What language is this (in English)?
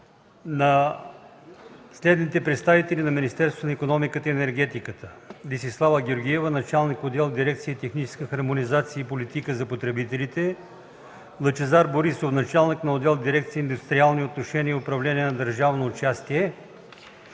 Bulgarian